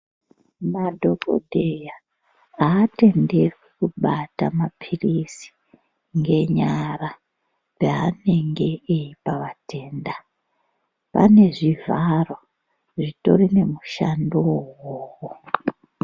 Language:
Ndau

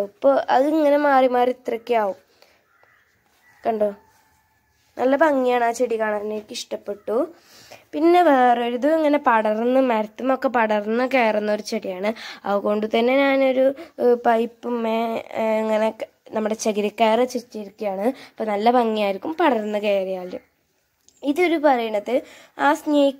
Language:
Turkish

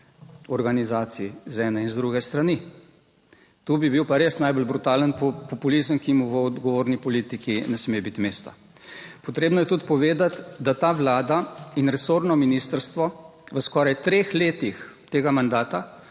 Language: Slovenian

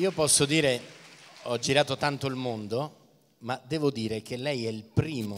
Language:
Italian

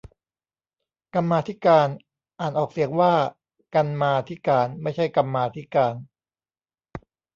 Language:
Thai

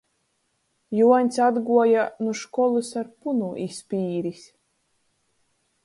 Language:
Latgalian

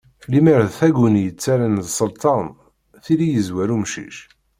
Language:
Kabyle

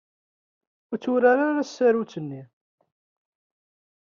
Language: Kabyle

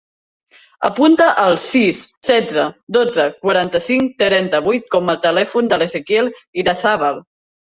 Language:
Catalan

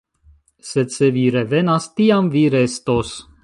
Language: Esperanto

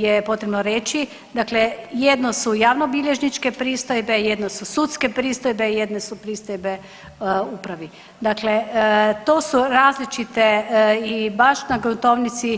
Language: Croatian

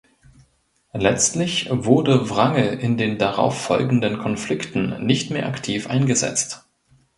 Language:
German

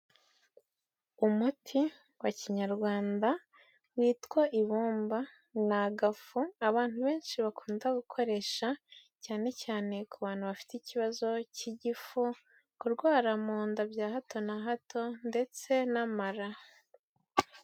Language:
Kinyarwanda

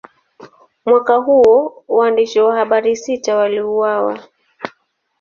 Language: Swahili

